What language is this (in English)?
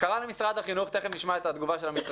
Hebrew